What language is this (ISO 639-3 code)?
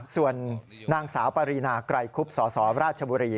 tha